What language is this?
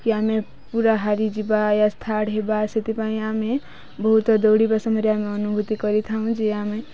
Odia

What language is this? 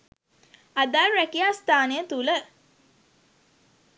Sinhala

